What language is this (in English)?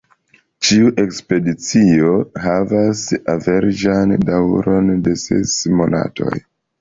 Esperanto